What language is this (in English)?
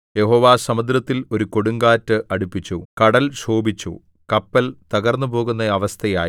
Malayalam